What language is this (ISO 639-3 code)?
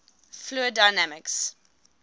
eng